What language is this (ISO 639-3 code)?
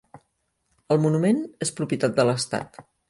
cat